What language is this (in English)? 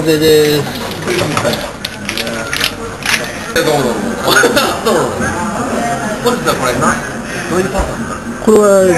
Japanese